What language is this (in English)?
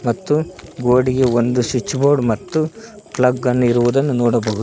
Kannada